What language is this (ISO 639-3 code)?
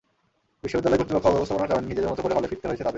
ben